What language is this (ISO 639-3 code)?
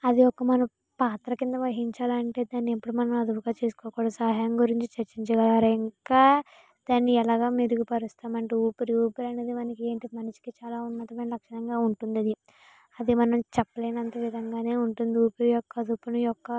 tel